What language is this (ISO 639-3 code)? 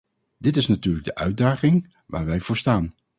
nld